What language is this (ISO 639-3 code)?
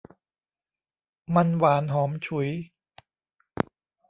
tha